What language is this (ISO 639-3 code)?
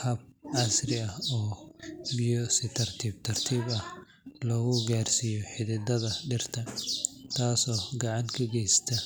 som